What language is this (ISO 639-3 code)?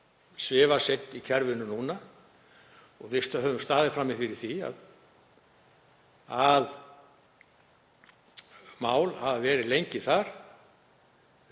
isl